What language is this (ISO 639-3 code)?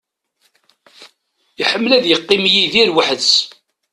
kab